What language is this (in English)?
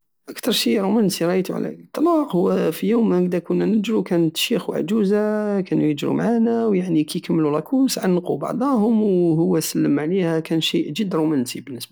Algerian Saharan Arabic